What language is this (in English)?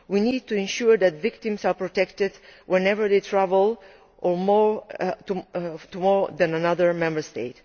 English